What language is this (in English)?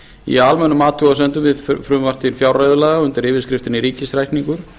Icelandic